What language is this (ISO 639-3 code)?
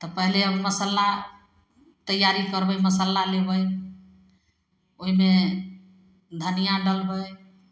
mai